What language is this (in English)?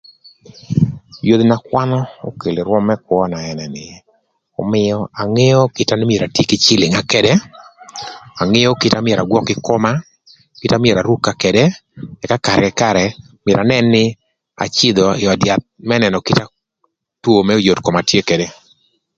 Thur